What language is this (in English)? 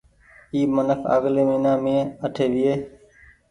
Goaria